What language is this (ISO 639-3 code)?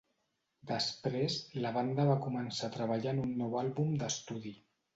cat